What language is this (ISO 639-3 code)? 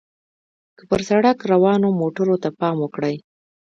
pus